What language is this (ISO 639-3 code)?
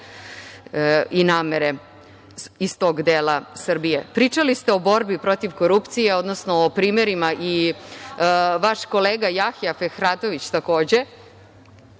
srp